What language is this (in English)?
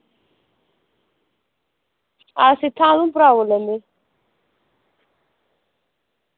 Dogri